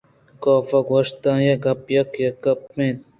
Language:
Eastern Balochi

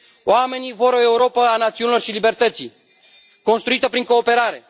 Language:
Romanian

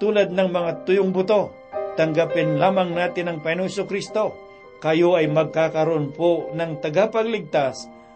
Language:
Filipino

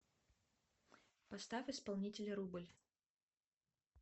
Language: Russian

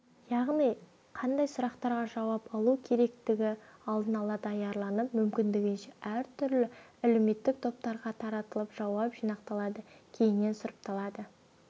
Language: Kazakh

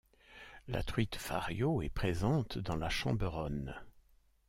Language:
French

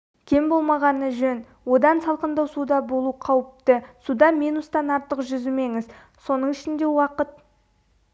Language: Kazakh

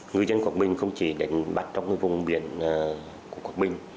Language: Vietnamese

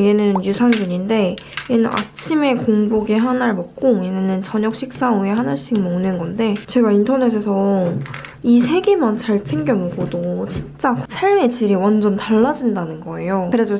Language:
Korean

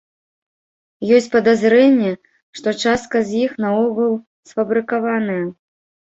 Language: Belarusian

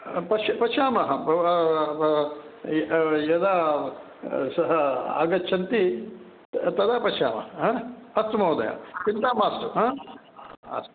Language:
Sanskrit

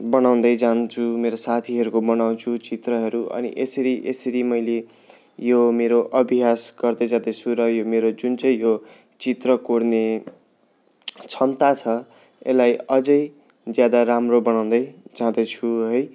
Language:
Nepali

